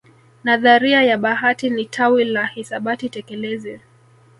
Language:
Swahili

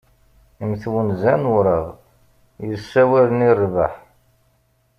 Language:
Kabyle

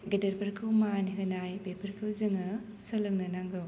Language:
Bodo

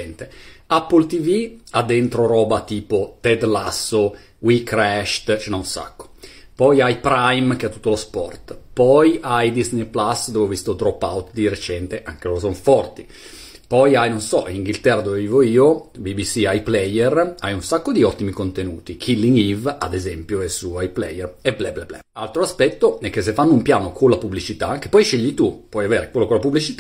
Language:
Italian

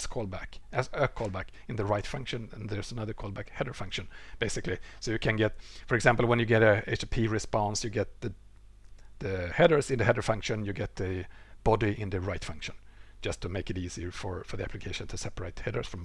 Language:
English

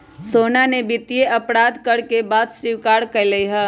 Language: Magahi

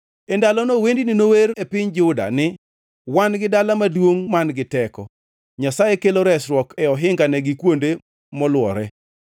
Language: Luo (Kenya and Tanzania)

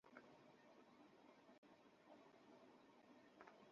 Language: Bangla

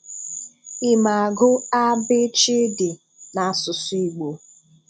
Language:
Igbo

